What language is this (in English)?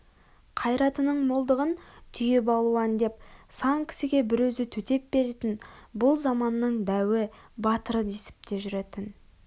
Kazakh